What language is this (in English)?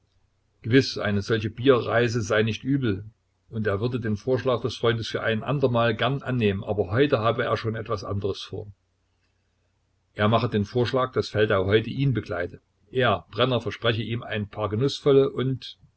German